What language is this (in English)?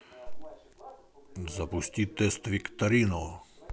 Russian